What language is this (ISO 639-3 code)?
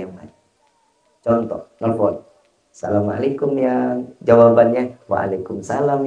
ind